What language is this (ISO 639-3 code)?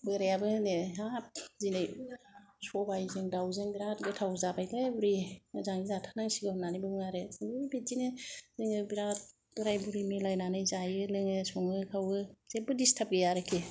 brx